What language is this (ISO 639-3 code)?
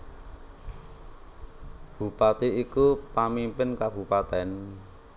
jav